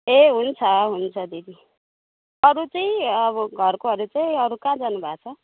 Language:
Nepali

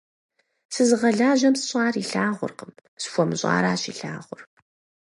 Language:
Kabardian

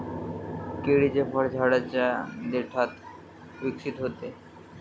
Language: Marathi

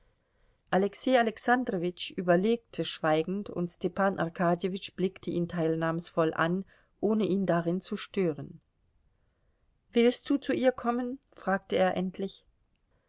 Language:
German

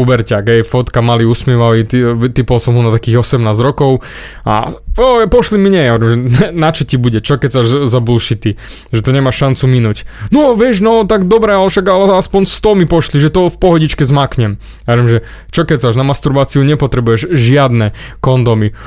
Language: Slovak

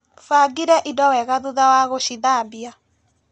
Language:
Kikuyu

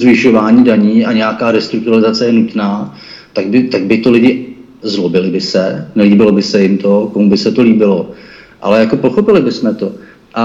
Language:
Czech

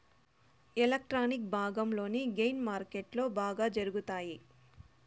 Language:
Telugu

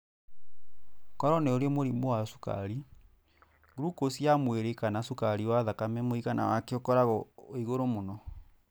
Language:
Kikuyu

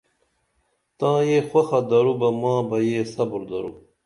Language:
Dameli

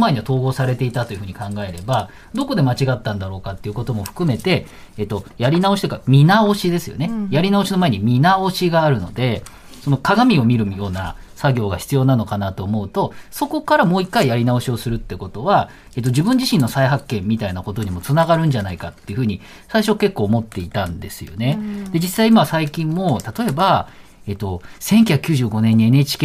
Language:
Japanese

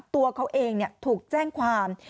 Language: Thai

